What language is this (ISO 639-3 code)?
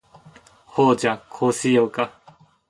jpn